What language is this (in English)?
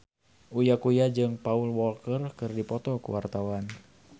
Sundanese